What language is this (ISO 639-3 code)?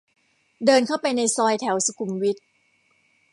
tha